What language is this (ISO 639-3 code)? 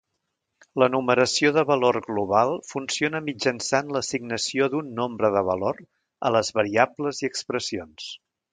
cat